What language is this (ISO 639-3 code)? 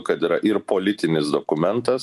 lit